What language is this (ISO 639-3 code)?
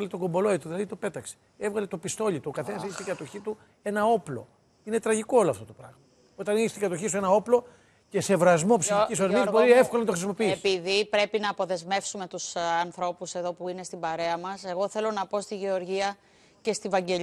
ell